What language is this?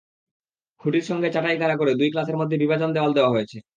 Bangla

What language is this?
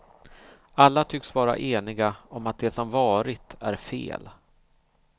Swedish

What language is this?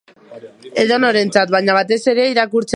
Basque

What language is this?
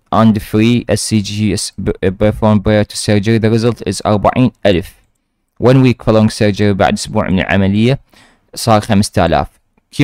Arabic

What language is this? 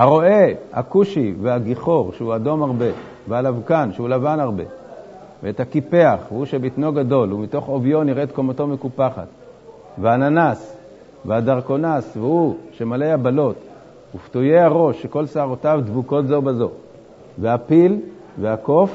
Hebrew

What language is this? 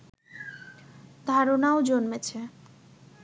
Bangla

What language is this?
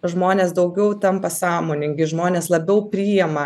Lithuanian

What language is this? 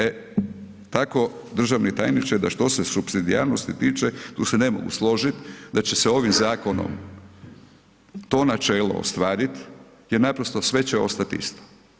Croatian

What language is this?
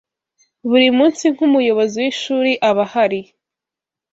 Kinyarwanda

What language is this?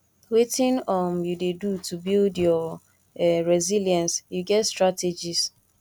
Nigerian Pidgin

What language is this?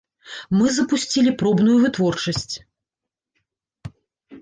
Belarusian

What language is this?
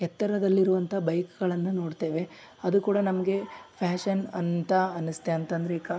Kannada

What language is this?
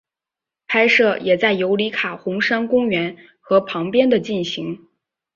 Chinese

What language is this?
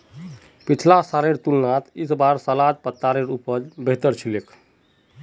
Magahi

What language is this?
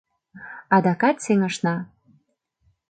Mari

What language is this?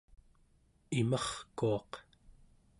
Central Yupik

